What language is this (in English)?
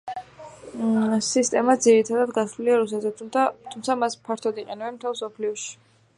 Georgian